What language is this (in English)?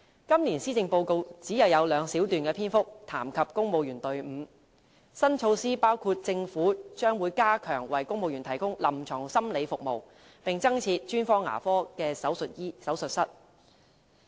Cantonese